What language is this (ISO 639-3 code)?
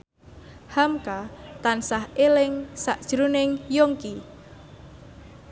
jav